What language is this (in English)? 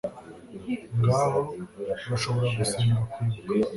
Kinyarwanda